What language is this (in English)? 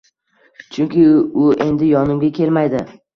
Uzbek